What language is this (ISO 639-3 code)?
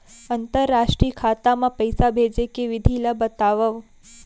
hne